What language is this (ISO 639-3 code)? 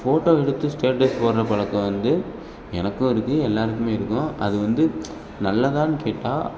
tam